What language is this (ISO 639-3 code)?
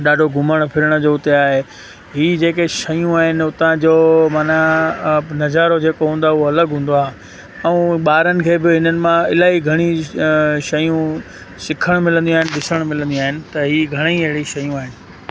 snd